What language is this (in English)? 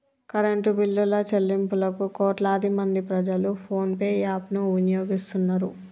Telugu